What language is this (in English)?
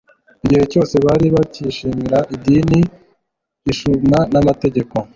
Kinyarwanda